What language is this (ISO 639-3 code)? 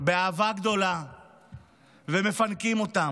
heb